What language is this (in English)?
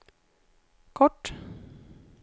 Swedish